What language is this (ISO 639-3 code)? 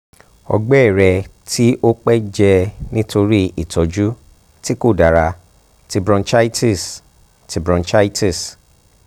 yor